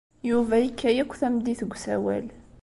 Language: Kabyle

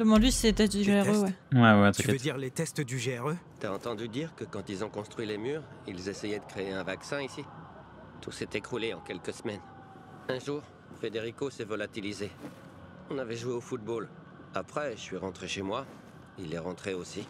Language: French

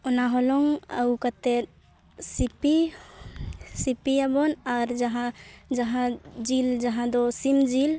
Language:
Santali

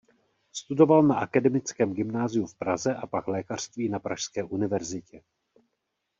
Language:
Czech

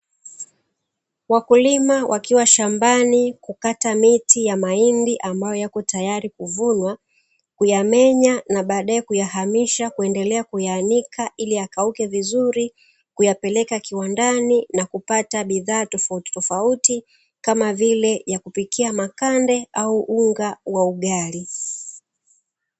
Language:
Swahili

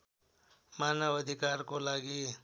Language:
Nepali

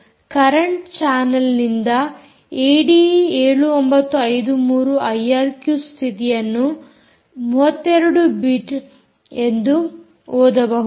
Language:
Kannada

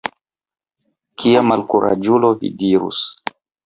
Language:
Esperanto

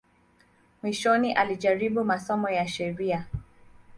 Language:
Swahili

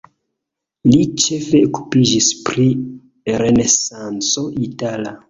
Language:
Esperanto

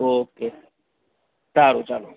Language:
Gujarati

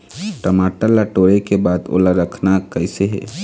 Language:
Chhattisgarhi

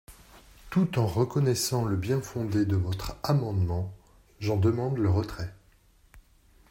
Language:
French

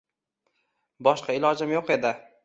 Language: Uzbek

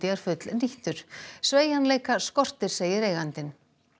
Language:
Icelandic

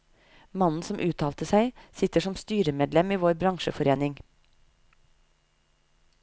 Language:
Norwegian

